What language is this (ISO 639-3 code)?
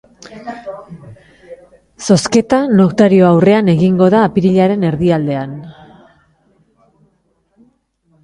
eus